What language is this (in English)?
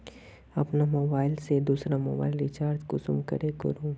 Magahi